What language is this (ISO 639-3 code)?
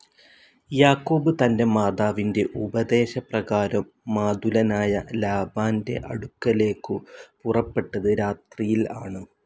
mal